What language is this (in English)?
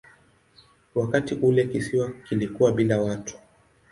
Swahili